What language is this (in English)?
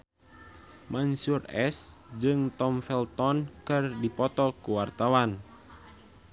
Sundanese